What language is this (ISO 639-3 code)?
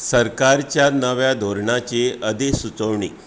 kok